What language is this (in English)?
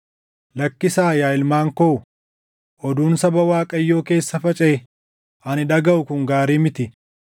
Oromo